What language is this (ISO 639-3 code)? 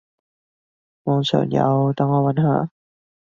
yue